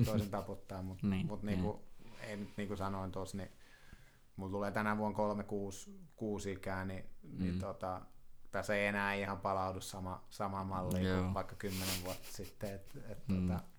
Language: Finnish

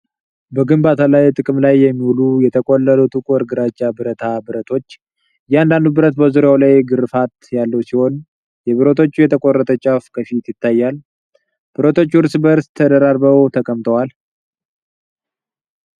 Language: Amharic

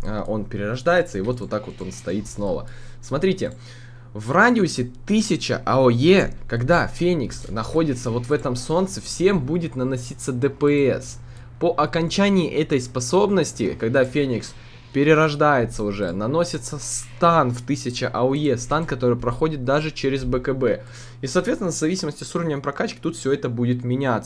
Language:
Russian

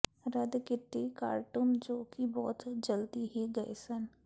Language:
Punjabi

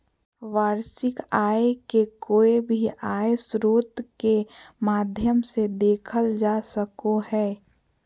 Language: Magahi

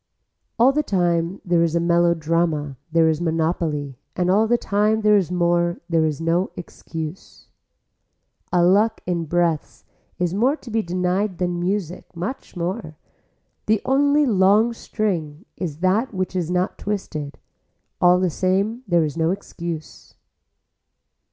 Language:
English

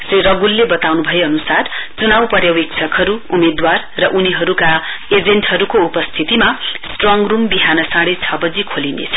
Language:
Nepali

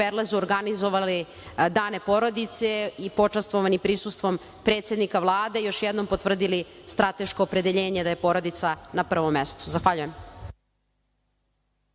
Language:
Serbian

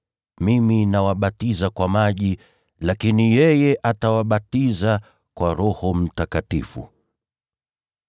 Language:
Swahili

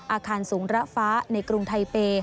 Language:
Thai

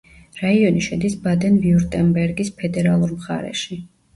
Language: Georgian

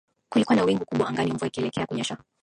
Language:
Swahili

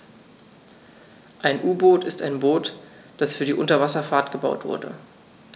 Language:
German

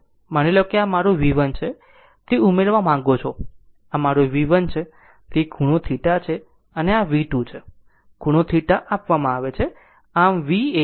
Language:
Gujarati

